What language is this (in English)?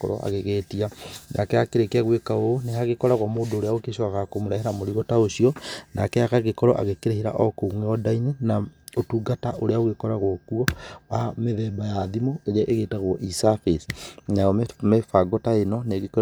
Kikuyu